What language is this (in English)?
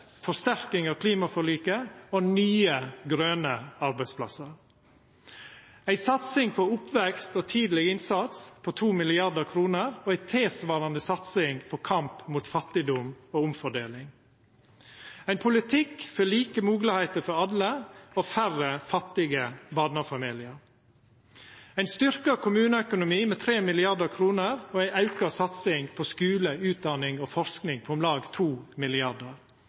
Norwegian Nynorsk